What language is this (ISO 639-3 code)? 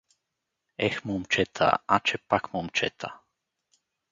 bul